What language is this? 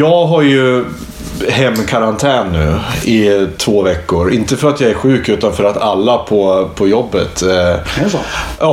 Swedish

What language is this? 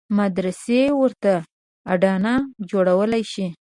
Pashto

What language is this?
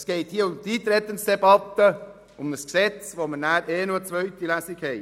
Swiss German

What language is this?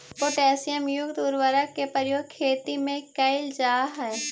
Magahi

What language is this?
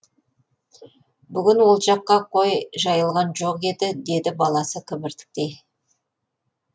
Kazakh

